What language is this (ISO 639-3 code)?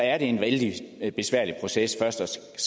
dan